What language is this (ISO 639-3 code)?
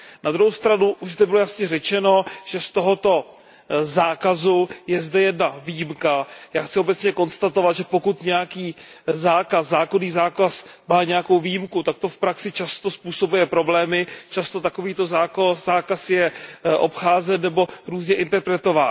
ces